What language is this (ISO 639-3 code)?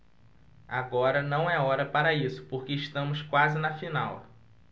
por